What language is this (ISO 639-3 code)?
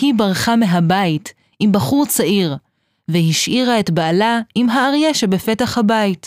heb